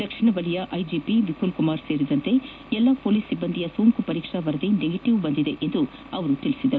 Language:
Kannada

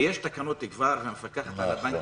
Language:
Hebrew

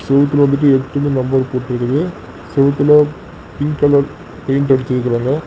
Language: Tamil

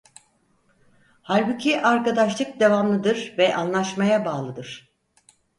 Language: Turkish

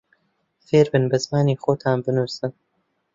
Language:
Central Kurdish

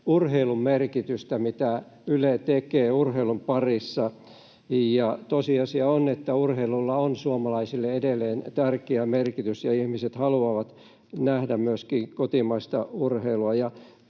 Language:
Finnish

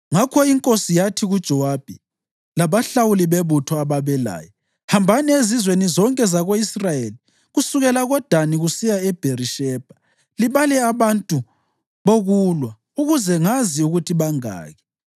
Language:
North Ndebele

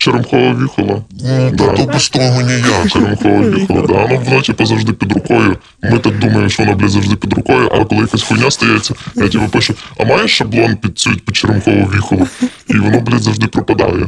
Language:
Ukrainian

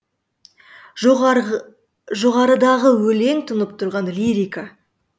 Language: Kazakh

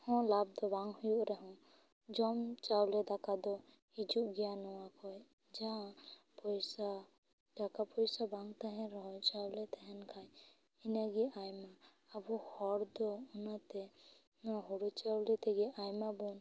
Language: Santali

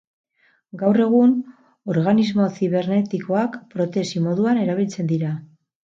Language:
Basque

